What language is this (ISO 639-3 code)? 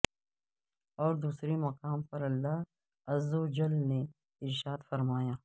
urd